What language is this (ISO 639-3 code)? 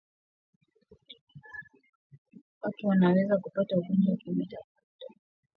swa